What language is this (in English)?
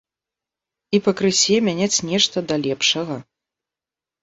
Belarusian